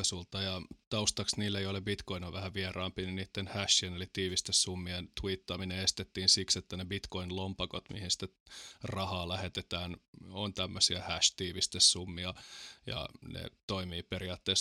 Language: Finnish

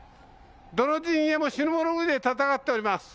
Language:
Japanese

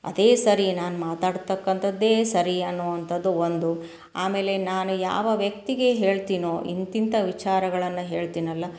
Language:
Kannada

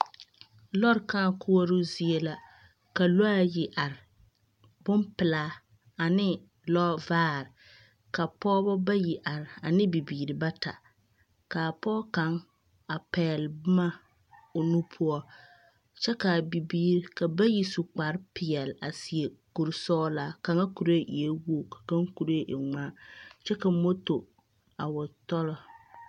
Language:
Southern Dagaare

